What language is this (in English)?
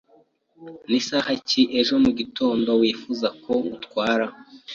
Kinyarwanda